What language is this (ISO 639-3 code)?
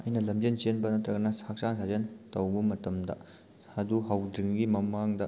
mni